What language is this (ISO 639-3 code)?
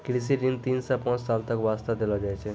mai